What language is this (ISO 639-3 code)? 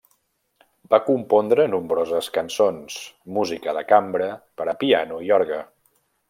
cat